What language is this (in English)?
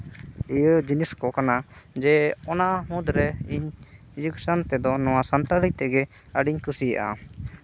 Santali